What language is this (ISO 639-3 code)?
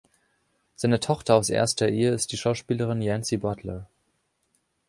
deu